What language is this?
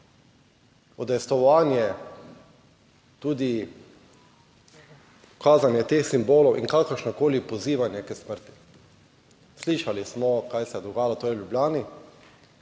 Slovenian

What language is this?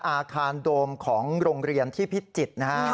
Thai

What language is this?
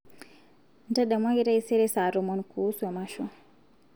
Masai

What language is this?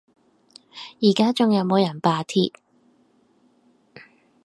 Cantonese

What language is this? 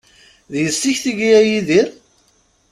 Kabyle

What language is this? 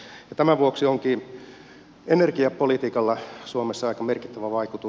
Finnish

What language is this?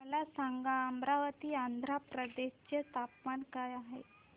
Marathi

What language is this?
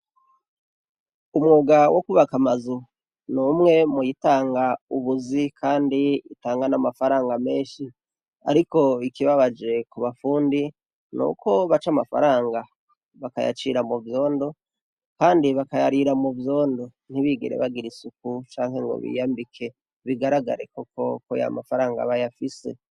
Rundi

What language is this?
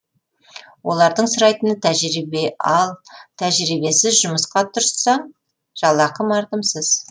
Kazakh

